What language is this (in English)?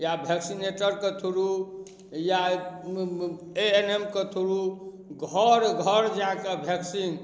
Maithili